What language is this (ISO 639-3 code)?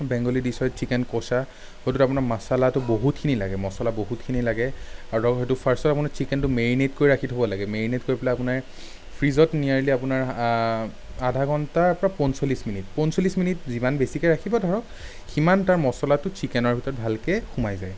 asm